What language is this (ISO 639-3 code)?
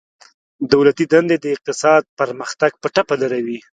pus